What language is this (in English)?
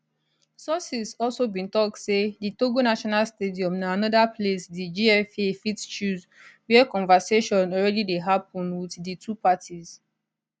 Nigerian Pidgin